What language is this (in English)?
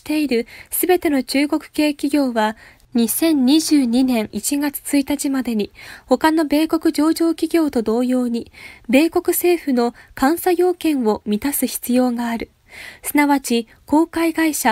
Japanese